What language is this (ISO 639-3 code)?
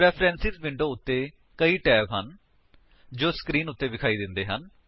pan